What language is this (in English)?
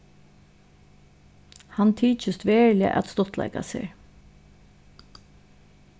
Faroese